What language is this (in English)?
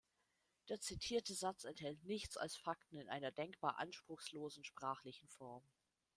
German